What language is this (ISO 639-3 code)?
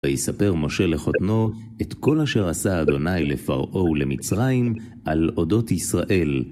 heb